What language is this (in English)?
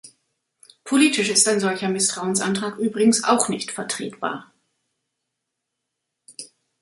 German